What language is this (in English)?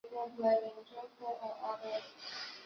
Chinese